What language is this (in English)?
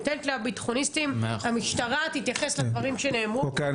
Hebrew